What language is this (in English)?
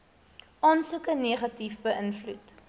Afrikaans